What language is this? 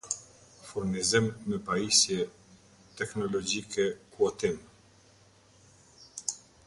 Albanian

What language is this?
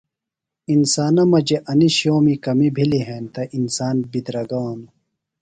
Phalura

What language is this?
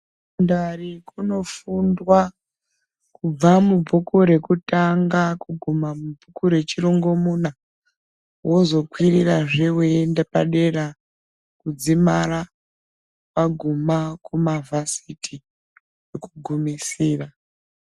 Ndau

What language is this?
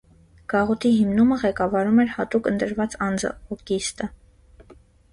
Armenian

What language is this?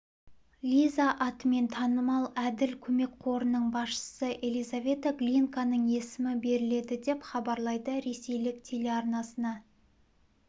Kazakh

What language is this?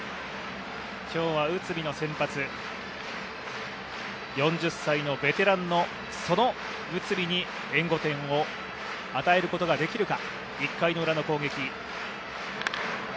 Japanese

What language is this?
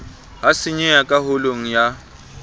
Southern Sotho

